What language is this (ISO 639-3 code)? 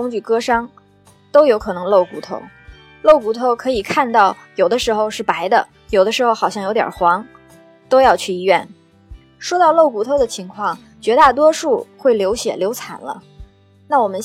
zho